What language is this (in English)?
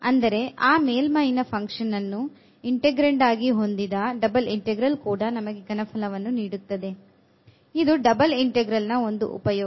Kannada